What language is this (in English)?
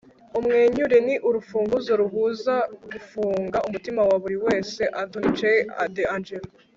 Kinyarwanda